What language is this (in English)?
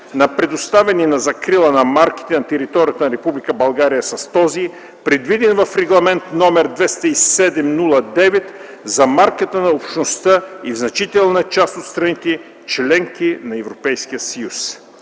Bulgarian